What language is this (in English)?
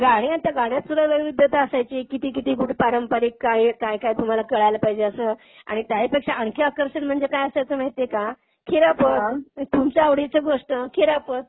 Marathi